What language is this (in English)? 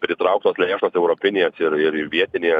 Lithuanian